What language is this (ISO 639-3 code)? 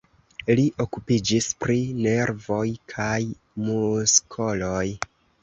epo